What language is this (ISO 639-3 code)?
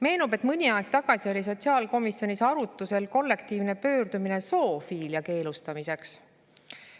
est